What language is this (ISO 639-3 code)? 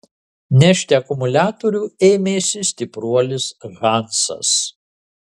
lit